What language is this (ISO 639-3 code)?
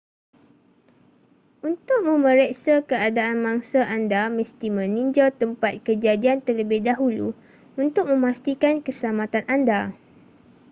msa